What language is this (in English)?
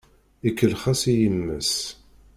Kabyle